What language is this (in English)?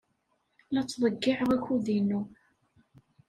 Kabyle